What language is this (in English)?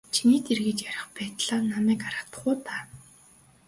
Mongolian